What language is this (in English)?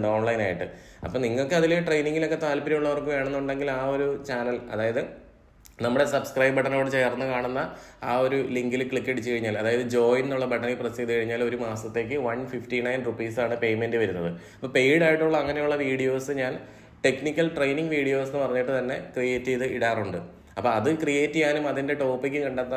Malayalam